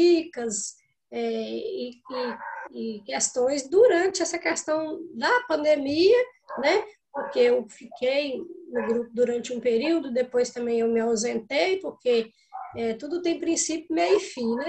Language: Portuguese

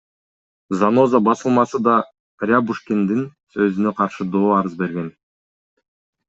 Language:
Kyrgyz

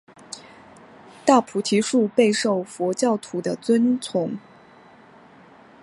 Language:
Chinese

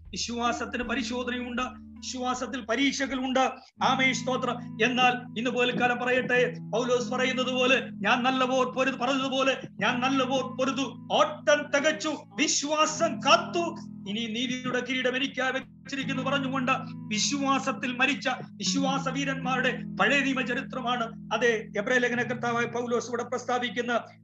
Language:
Malayalam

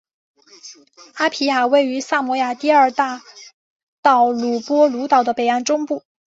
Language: Chinese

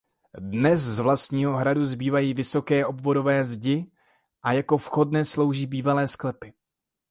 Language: Czech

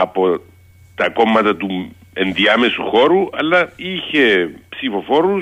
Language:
Greek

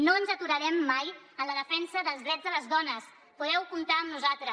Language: Catalan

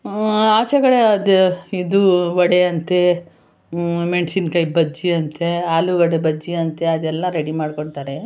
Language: Kannada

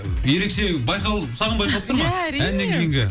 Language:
Kazakh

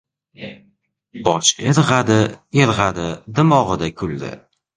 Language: Uzbek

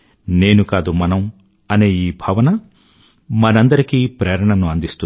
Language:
Telugu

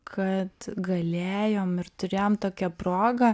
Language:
Lithuanian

